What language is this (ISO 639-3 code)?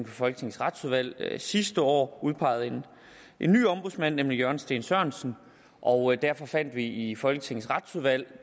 dan